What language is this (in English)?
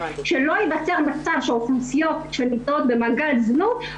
Hebrew